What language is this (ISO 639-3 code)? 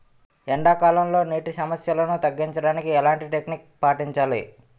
tel